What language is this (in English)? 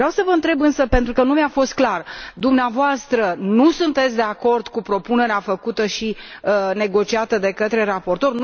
Romanian